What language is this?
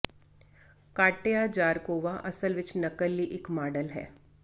Punjabi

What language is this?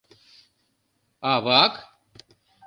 Mari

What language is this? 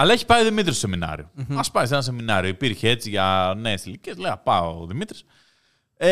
Greek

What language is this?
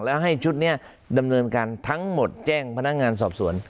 Thai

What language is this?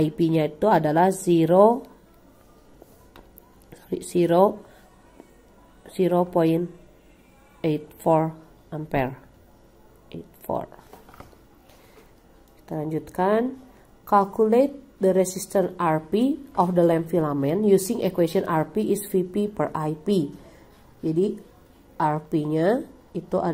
Indonesian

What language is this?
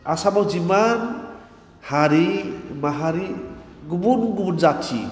Bodo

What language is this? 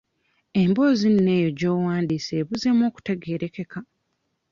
Ganda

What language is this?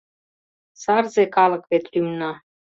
Mari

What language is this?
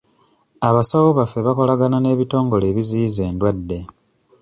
Ganda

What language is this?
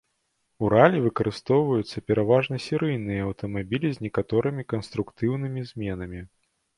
Belarusian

